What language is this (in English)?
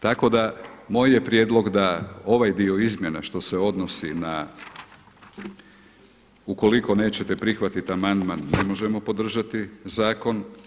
Croatian